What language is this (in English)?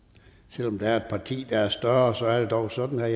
Danish